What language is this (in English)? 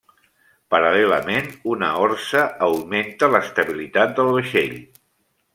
Catalan